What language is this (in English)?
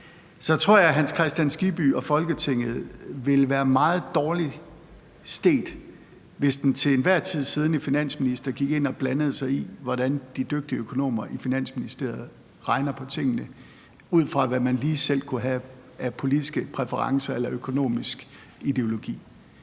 Danish